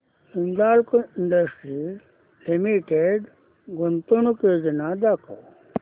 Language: Marathi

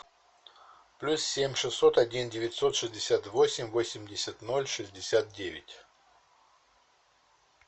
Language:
Russian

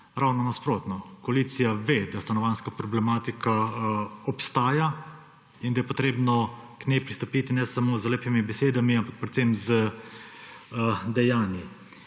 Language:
Slovenian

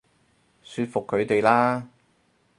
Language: Cantonese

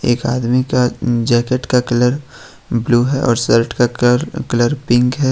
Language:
Hindi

